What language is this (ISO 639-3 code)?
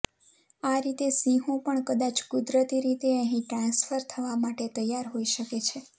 guj